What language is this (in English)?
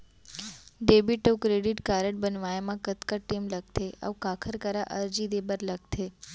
Chhattisgarhi